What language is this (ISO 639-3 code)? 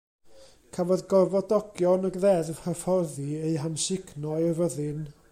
cym